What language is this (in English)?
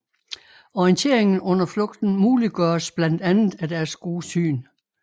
Danish